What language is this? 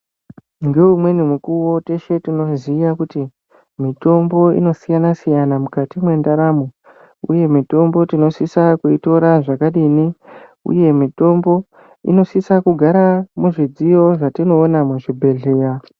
Ndau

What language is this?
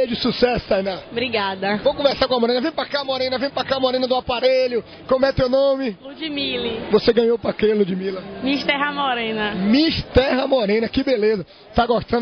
Portuguese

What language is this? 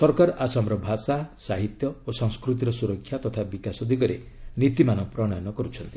Odia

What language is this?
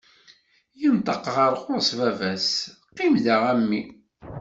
Kabyle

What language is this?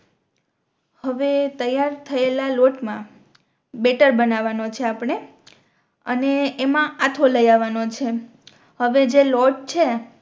Gujarati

